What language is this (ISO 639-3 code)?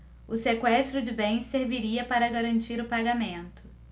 por